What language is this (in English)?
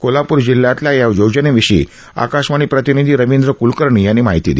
Marathi